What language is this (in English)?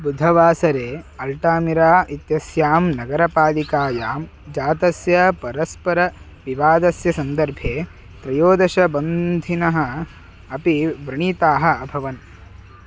Sanskrit